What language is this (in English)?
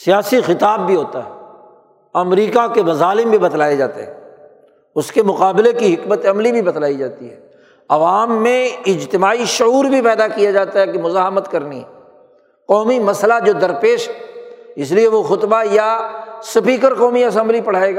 Urdu